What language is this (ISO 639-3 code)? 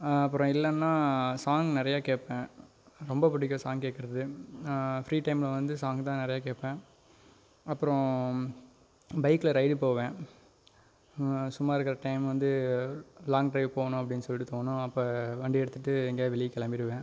tam